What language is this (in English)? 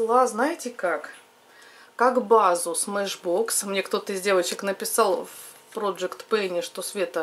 Russian